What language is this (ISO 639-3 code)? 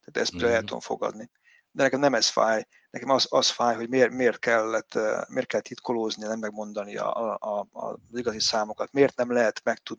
hun